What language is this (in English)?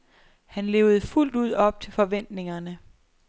Danish